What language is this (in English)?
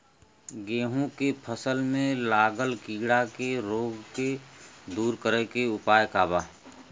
Bhojpuri